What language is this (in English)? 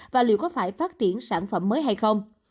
Vietnamese